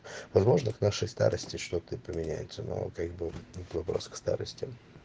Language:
Russian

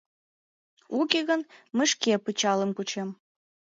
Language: Mari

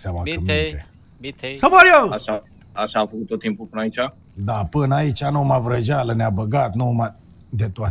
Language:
Romanian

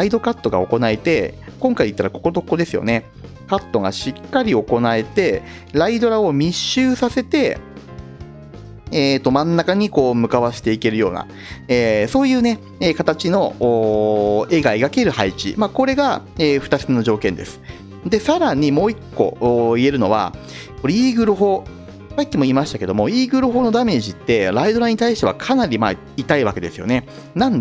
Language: Japanese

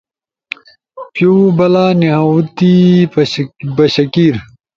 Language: Ushojo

